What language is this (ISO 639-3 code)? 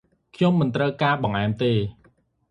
khm